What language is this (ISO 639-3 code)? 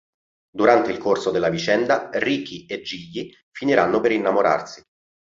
ita